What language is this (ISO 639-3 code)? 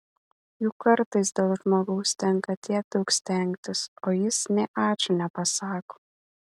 lit